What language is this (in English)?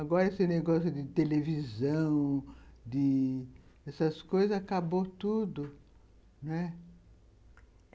Portuguese